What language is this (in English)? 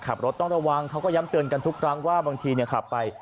Thai